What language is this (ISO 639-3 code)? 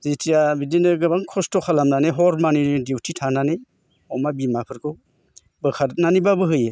brx